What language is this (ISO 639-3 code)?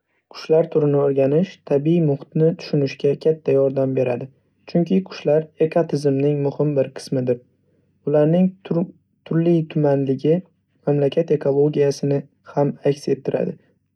uzb